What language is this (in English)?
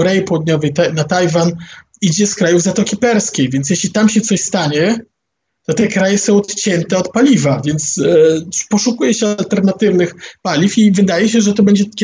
Polish